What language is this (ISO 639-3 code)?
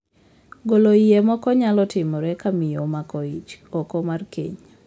luo